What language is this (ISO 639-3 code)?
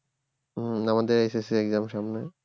ben